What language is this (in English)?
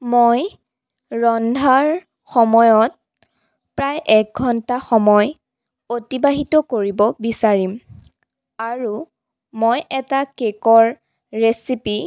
Assamese